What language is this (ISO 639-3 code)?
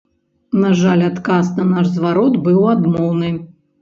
bel